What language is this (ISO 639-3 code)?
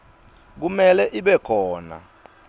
ssw